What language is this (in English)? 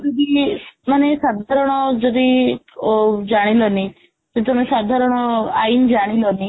Odia